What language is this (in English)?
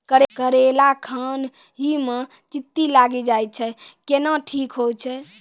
Maithili